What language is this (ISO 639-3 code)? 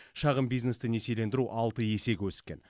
kaz